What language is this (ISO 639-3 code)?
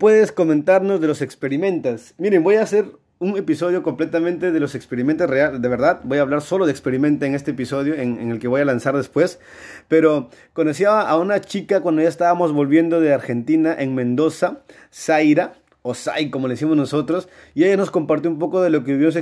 spa